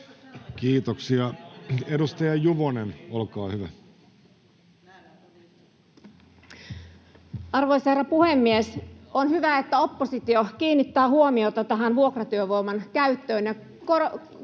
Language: Finnish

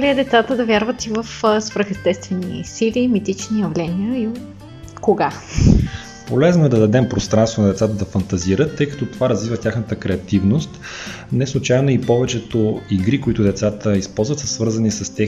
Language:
Bulgarian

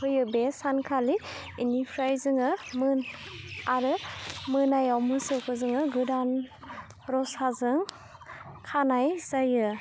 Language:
Bodo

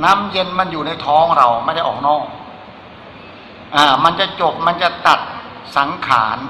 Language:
Thai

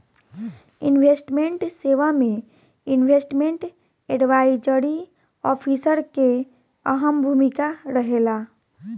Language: Bhojpuri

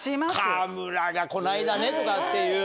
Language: Japanese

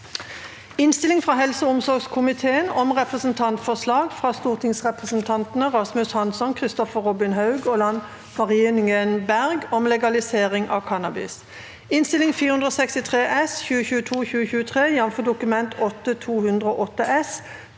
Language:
Norwegian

